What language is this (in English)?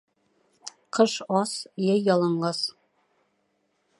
Bashkir